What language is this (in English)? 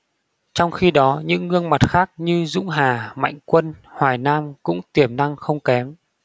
Vietnamese